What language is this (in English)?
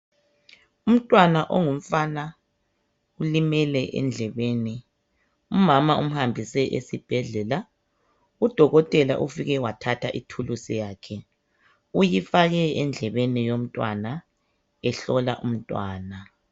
North Ndebele